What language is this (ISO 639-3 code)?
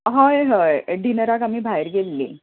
kok